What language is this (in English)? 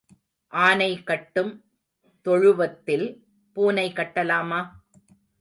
Tamil